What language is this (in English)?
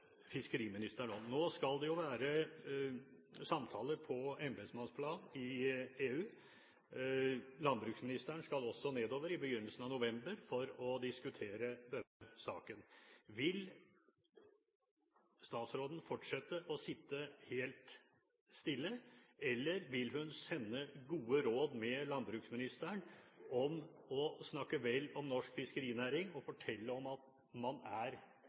Norwegian Bokmål